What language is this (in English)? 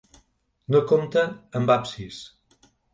Catalan